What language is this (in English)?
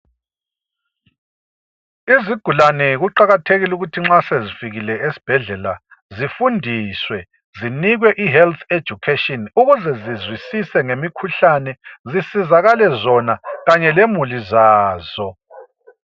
North Ndebele